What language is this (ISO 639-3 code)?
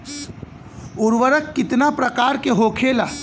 bho